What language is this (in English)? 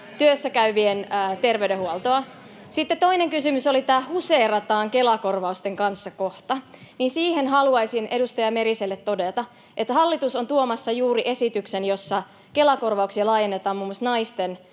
Finnish